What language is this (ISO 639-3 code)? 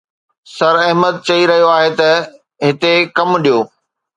snd